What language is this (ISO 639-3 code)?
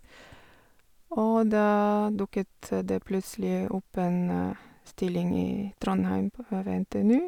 nor